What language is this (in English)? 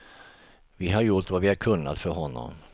Swedish